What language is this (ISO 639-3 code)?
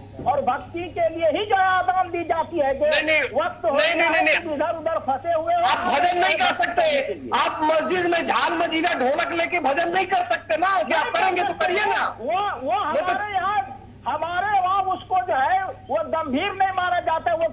hin